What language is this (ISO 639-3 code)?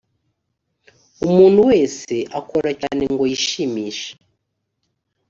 kin